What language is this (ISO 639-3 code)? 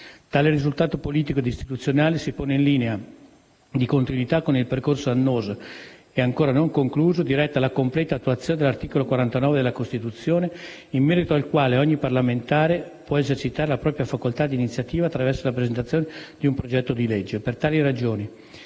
ita